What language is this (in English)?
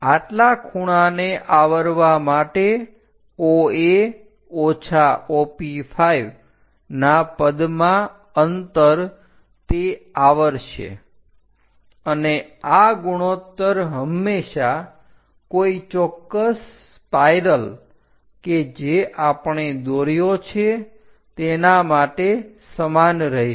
Gujarati